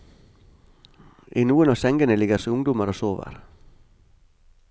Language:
Norwegian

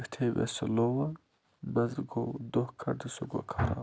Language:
Kashmiri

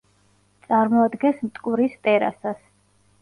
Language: Georgian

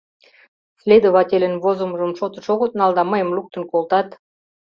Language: Mari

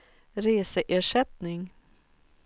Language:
Swedish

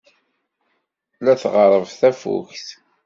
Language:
Kabyle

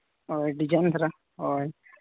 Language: Santali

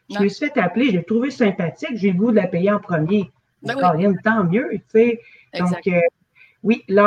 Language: French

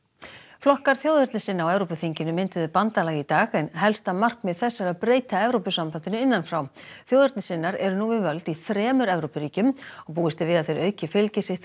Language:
Icelandic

